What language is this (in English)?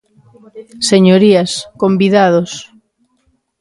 Galician